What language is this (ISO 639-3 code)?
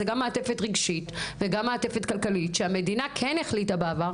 heb